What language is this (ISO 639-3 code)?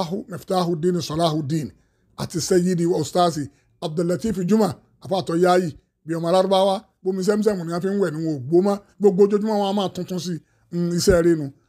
ara